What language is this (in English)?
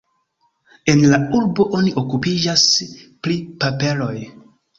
Esperanto